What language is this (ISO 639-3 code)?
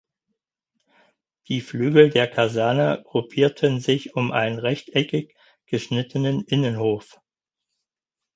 deu